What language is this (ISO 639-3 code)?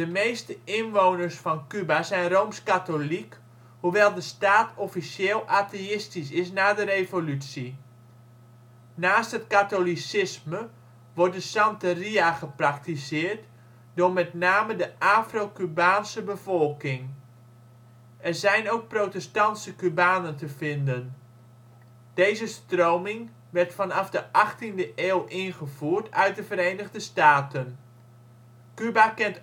nld